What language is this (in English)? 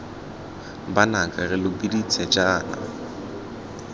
Tswana